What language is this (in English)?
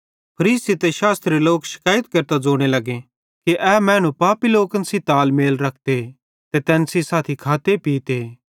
Bhadrawahi